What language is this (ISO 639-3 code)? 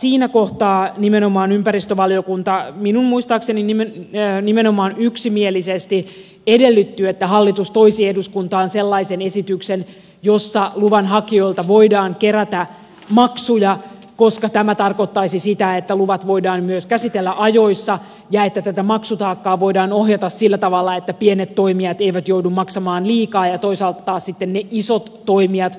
fin